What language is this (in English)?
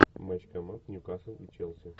Russian